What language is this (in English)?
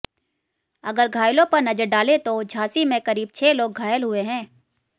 Hindi